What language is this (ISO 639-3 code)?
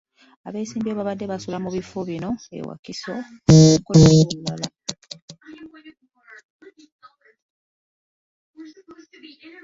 lug